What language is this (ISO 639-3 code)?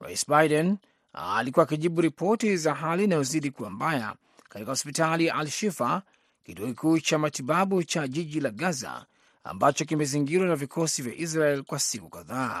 swa